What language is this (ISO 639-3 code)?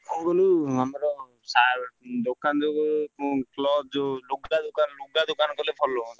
ori